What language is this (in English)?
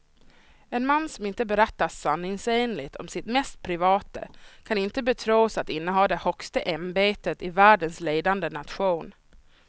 Swedish